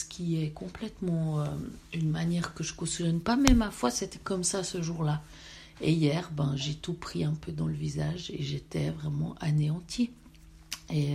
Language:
French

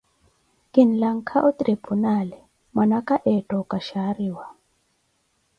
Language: Koti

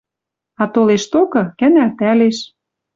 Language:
Western Mari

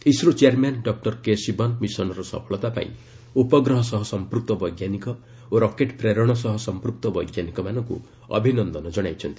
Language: Odia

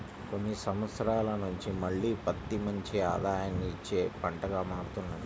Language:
Telugu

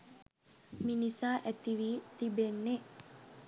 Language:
Sinhala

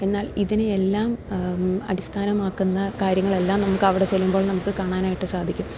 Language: Malayalam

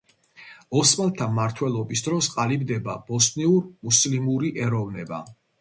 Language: Georgian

